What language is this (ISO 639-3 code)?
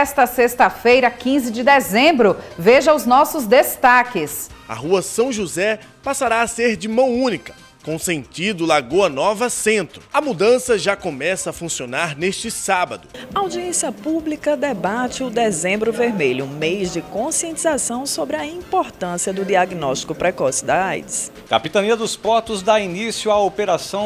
por